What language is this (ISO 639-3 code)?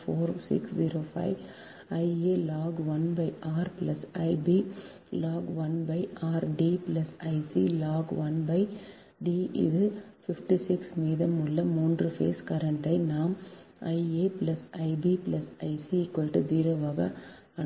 tam